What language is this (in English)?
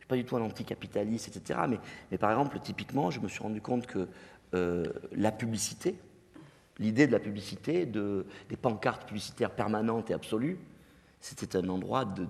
French